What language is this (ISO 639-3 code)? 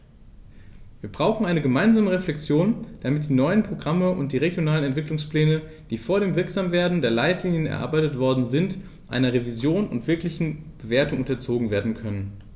deu